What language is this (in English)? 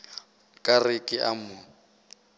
Northern Sotho